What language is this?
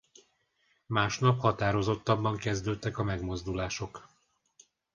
Hungarian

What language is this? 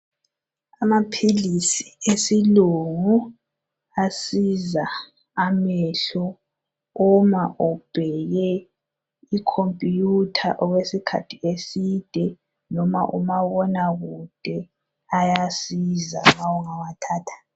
North Ndebele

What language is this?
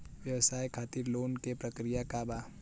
Bhojpuri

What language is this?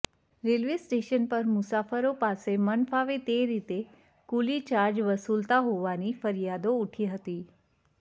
Gujarati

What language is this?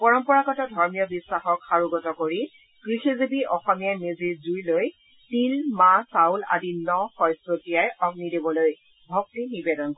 Assamese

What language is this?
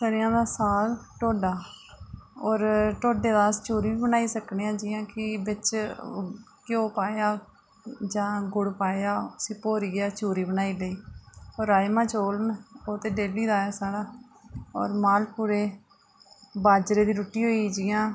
Dogri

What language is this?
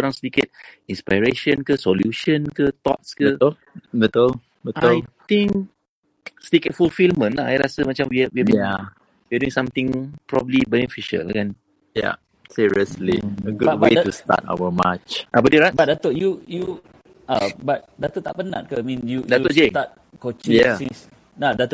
Malay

